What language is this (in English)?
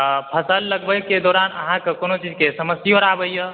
Maithili